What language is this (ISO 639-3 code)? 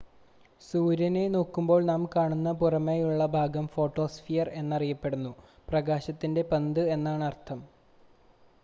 mal